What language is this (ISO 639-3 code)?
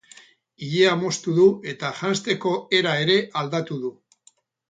eus